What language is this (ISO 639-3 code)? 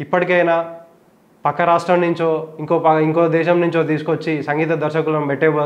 tel